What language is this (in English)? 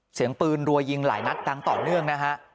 Thai